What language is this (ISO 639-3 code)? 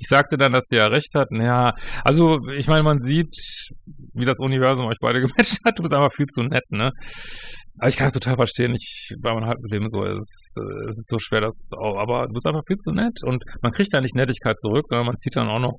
deu